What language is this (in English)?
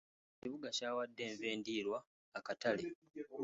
Ganda